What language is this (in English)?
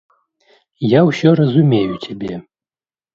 Belarusian